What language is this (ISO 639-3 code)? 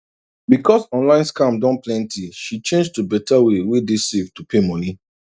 pcm